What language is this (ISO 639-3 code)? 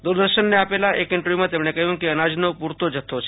guj